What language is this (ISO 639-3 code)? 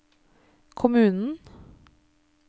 nor